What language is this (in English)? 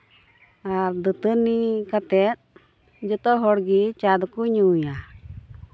Santali